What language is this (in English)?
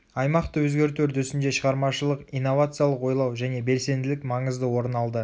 Kazakh